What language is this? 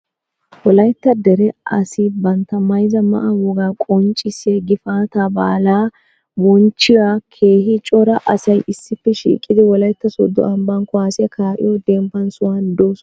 Wolaytta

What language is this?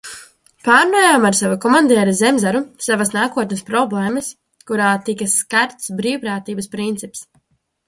Latvian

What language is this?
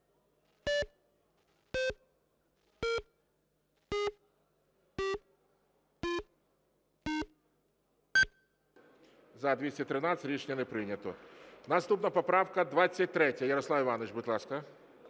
Ukrainian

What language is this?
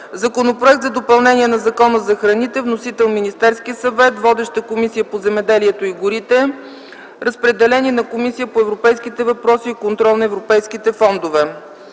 Bulgarian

